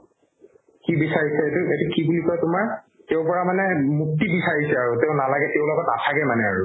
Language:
Assamese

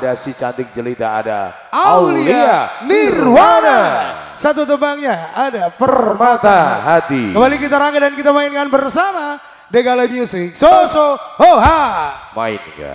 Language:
Indonesian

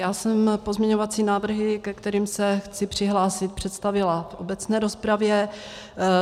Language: Czech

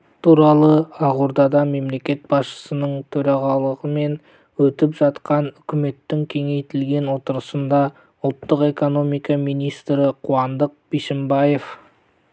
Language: Kazakh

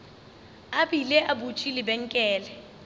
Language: Northern Sotho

